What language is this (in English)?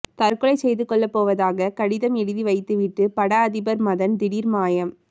Tamil